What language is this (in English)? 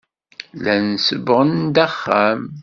Kabyle